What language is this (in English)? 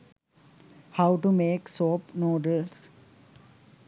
Sinhala